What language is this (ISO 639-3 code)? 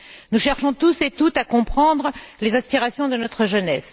fra